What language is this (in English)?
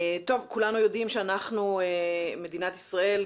Hebrew